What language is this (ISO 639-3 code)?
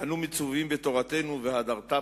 heb